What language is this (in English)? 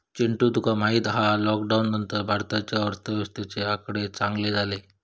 Marathi